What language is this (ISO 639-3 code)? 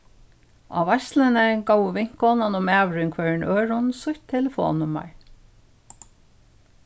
fao